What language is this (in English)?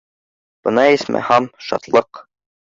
Bashkir